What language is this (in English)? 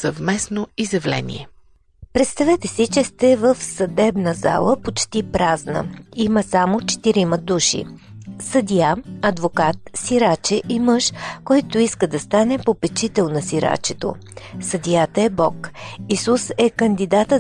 Bulgarian